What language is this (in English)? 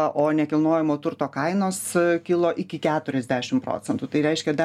Lithuanian